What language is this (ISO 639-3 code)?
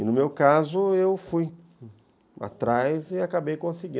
por